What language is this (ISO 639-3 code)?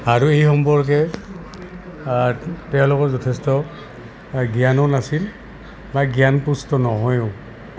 asm